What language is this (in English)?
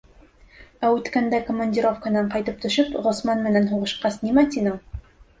Bashkir